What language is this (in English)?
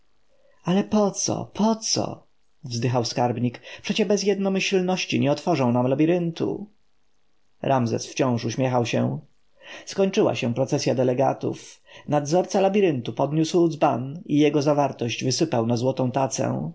Polish